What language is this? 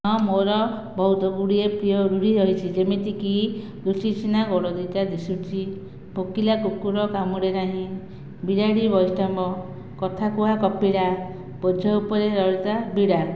Odia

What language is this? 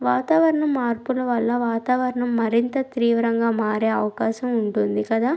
Telugu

